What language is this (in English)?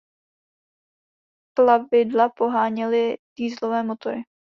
Czech